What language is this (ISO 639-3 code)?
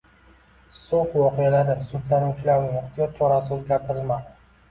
uzb